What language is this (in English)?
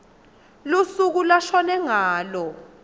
Swati